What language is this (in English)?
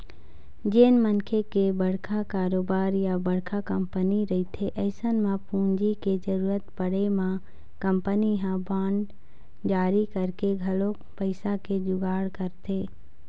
Chhattisgarhi